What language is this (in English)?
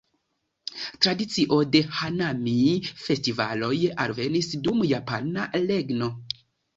Esperanto